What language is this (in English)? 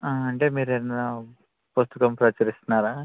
Telugu